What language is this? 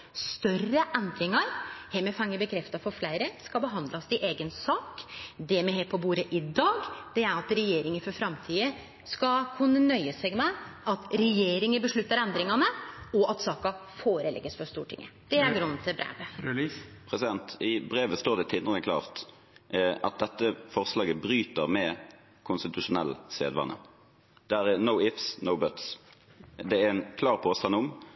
Norwegian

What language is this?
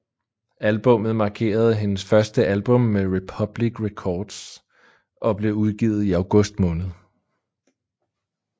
Danish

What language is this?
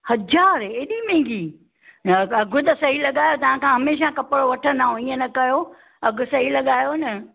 Sindhi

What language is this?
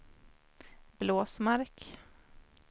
Swedish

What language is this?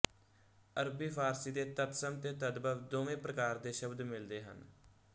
Punjabi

